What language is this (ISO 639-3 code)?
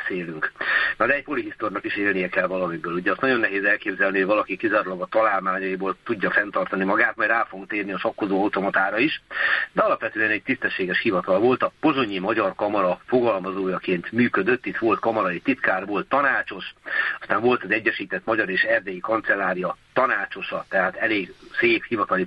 hun